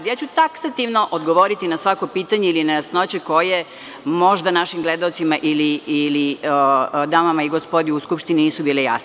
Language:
Serbian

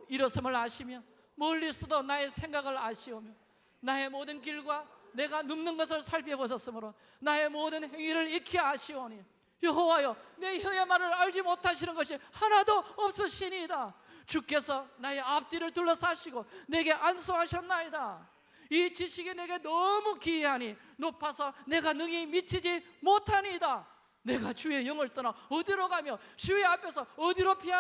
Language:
Korean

